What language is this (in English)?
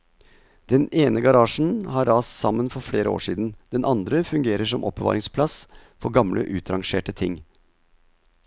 Norwegian